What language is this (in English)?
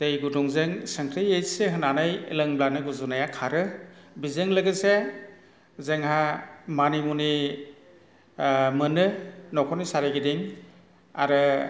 Bodo